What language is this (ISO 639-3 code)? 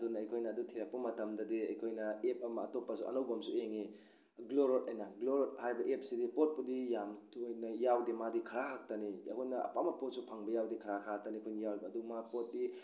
mni